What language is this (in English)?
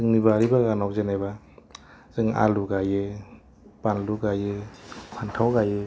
Bodo